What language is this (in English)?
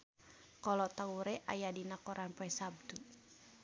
Sundanese